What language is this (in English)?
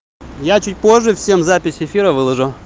Russian